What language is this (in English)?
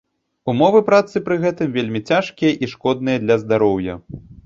Belarusian